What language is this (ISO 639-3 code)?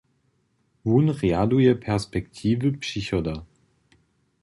hsb